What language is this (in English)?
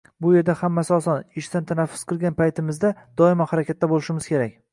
Uzbek